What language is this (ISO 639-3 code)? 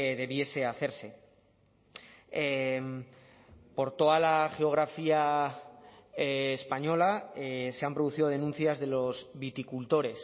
spa